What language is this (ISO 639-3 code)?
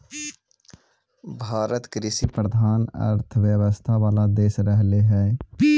mag